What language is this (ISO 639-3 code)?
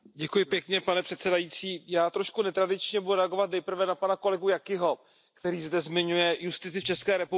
ces